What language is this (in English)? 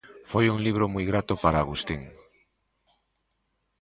Galician